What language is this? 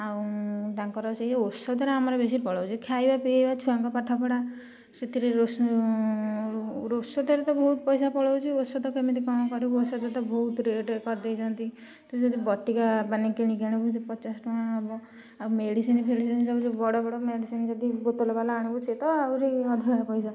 Odia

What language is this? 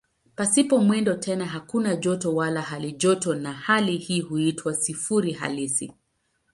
Swahili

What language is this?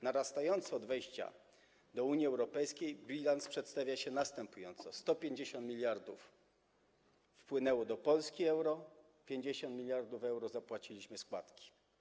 Polish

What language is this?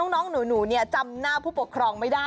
Thai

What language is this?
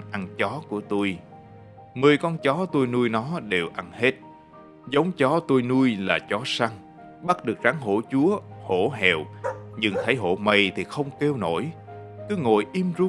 Vietnamese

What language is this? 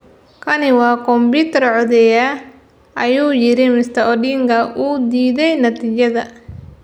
Somali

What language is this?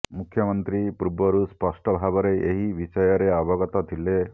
Odia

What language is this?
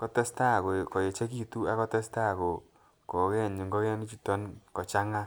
Kalenjin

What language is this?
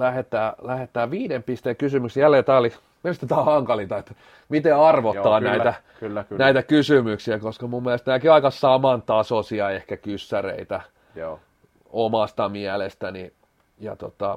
Finnish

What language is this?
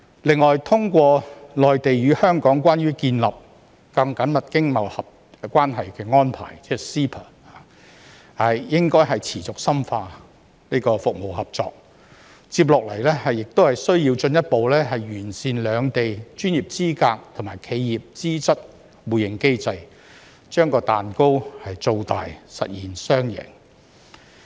Cantonese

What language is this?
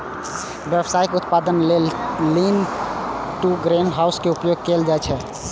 Maithili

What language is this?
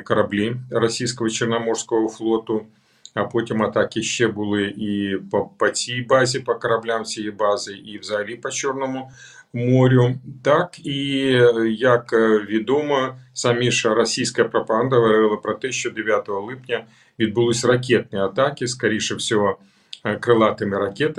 Ukrainian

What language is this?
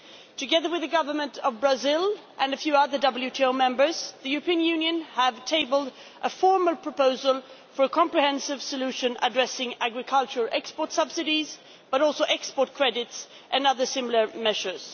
English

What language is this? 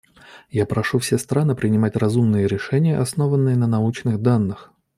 Russian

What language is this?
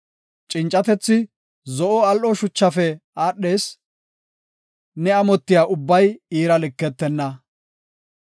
Gofa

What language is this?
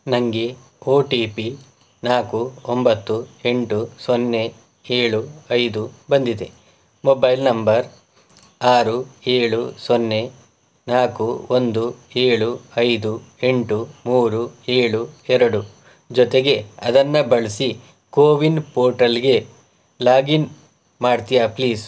Kannada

